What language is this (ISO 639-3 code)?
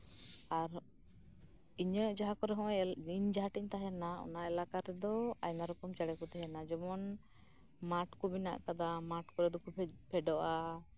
sat